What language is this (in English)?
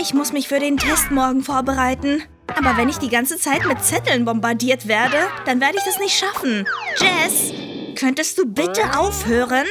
German